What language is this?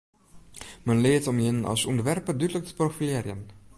Western Frisian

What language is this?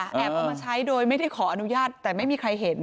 Thai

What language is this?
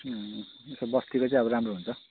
Nepali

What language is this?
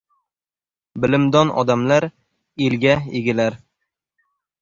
Uzbek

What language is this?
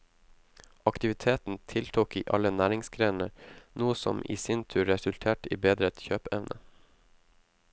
Norwegian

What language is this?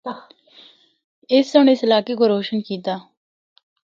Northern Hindko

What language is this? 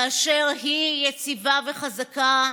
Hebrew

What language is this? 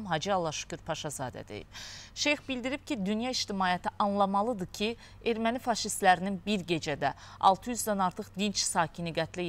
Turkish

